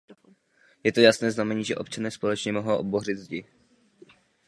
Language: Czech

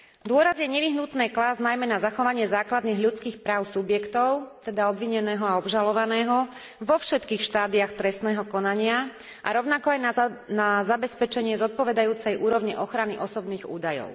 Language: Slovak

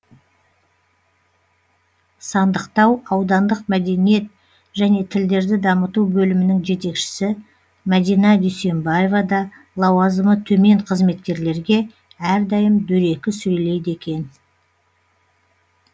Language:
Kazakh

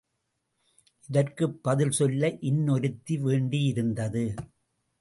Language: Tamil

